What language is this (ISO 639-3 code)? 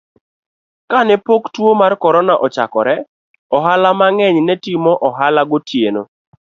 luo